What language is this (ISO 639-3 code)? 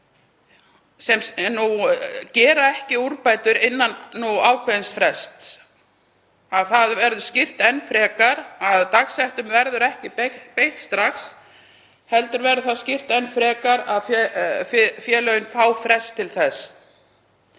isl